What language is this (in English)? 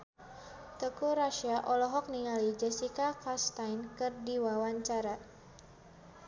Sundanese